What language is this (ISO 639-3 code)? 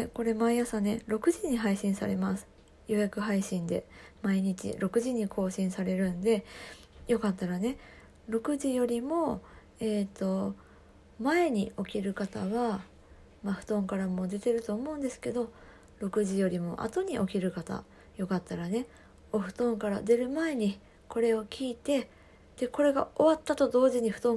jpn